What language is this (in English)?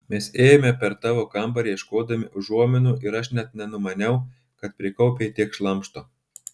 Lithuanian